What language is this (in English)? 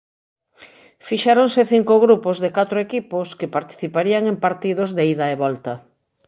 Galician